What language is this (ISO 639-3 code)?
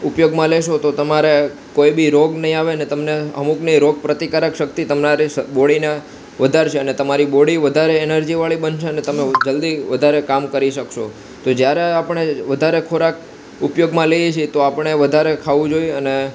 guj